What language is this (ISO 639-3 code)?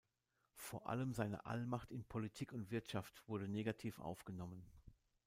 deu